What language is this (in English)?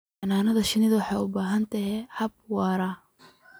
Somali